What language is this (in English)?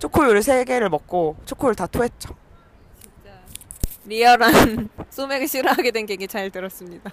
Korean